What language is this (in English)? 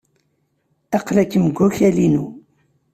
Kabyle